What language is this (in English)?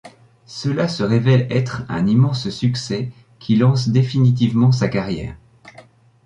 French